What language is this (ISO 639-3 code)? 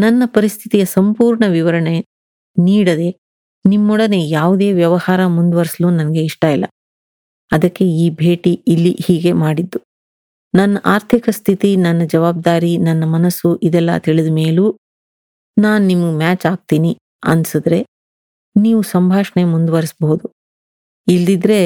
kan